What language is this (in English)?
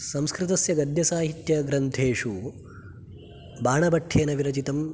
Sanskrit